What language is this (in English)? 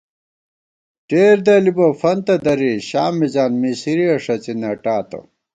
Gawar-Bati